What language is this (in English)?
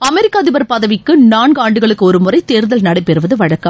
Tamil